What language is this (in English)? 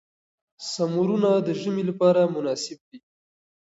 Pashto